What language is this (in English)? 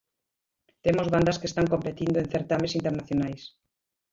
Galician